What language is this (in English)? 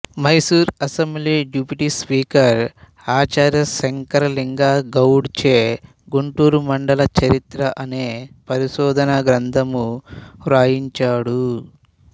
Telugu